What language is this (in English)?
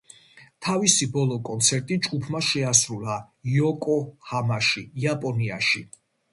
Georgian